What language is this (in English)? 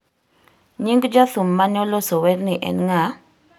Luo (Kenya and Tanzania)